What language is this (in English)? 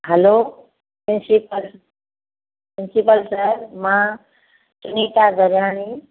Sindhi